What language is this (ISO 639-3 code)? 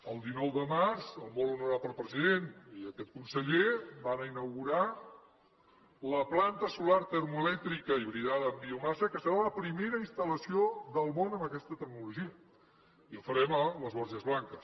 cat